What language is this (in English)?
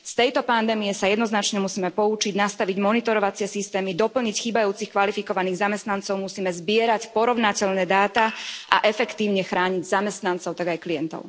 Slovak